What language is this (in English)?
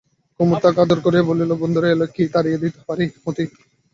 Bangla